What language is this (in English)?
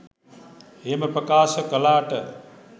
Sinhala